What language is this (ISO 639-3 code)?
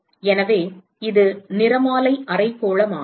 tam